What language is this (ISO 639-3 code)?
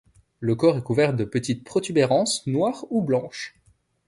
fra